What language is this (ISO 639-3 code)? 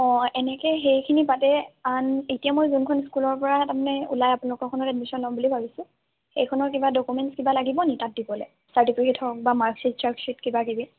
asm